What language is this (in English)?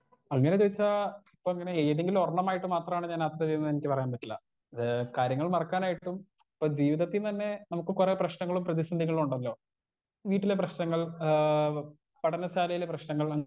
Malayalam